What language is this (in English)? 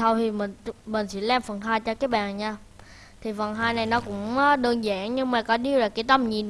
Vietnamese